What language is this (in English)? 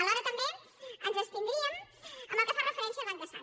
Catalan